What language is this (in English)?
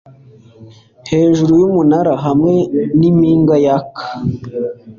Kinyarwanda